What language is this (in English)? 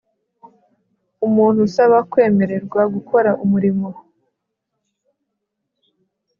Kinyarwanda